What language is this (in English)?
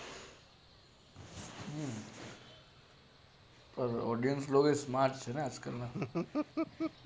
Gujarati